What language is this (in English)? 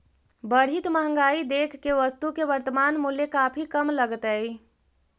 Magahi